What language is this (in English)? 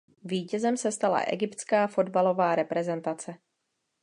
Czech